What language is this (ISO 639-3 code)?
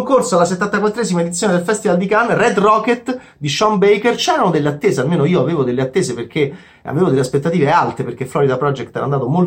ita